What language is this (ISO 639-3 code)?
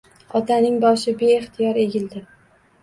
uzb